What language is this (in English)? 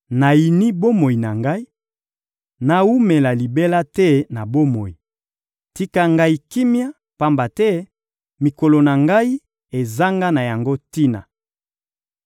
Lingala